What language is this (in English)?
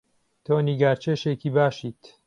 Central Kurdish